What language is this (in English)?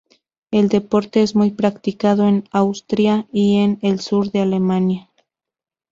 Spanish